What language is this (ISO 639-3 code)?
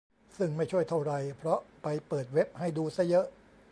tha